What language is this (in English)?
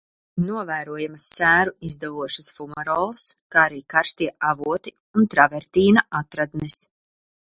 Latvian